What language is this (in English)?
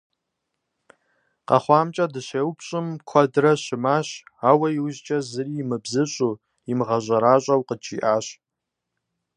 Kabardian